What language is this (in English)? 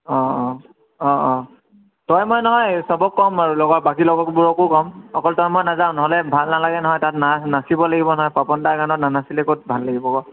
Assamese